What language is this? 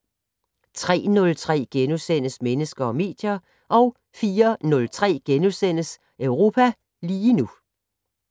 Danish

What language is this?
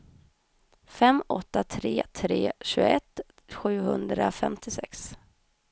Swedish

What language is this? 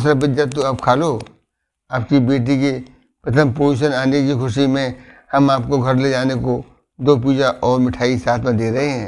Hindi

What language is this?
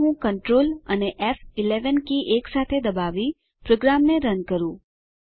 Gujarati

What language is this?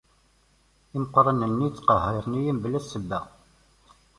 Kabyle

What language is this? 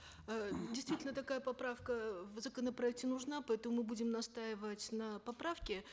Kazakh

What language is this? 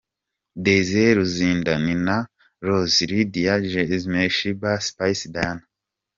Kinyarwanda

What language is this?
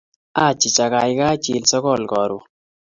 Kalenjin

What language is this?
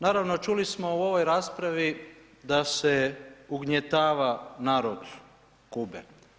Croatian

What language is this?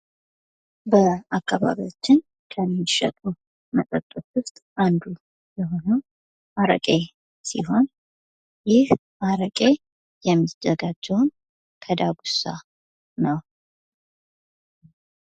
Amharic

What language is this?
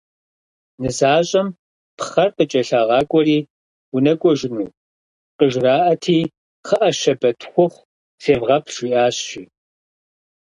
Kabardian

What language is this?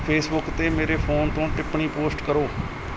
Punjabi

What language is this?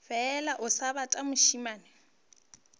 Northern Sotho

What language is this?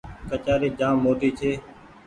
Goaria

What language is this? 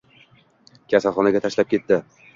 Uzbek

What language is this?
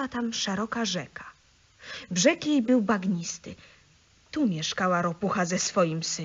Polish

